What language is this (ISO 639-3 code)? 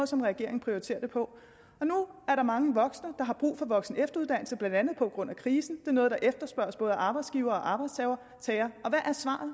dan